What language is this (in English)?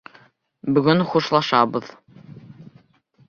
Bashkir